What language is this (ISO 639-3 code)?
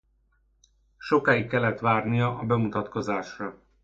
hun